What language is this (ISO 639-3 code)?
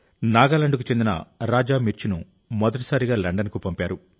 tel